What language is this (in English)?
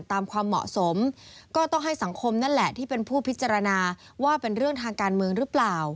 Thai